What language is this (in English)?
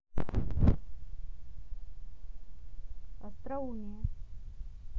Russian